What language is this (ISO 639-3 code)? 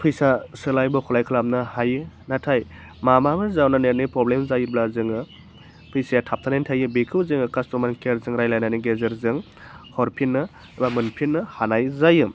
brx